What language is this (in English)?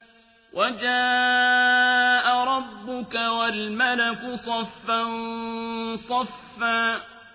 Arabic